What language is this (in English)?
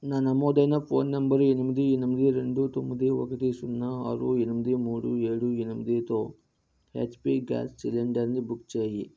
Telugu